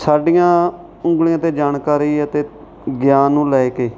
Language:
Punjabi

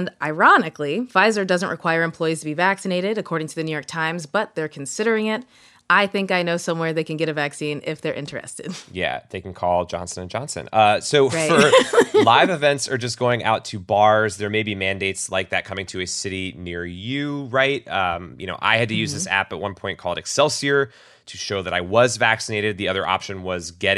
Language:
English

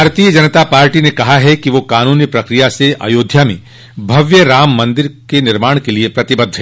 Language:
Hindi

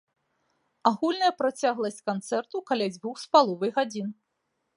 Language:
Belarusian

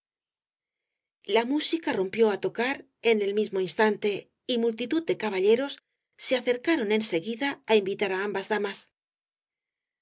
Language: Spanish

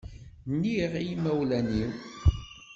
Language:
Kabyle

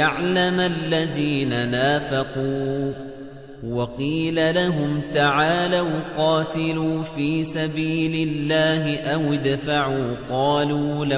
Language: Arabic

